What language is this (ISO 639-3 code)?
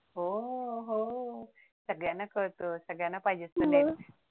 mar